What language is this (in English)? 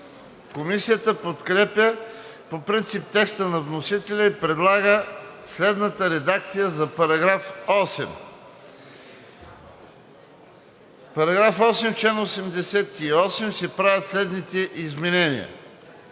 Bulgarian